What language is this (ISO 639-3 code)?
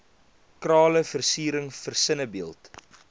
afr